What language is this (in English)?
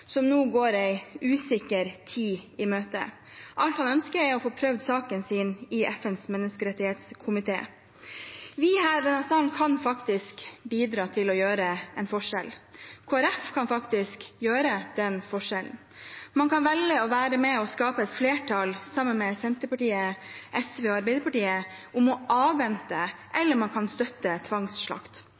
Norwegian